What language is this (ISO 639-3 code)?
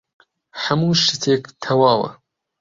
ckb